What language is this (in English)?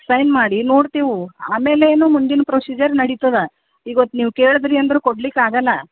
Kannada